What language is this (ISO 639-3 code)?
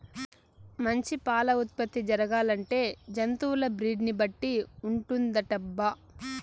tel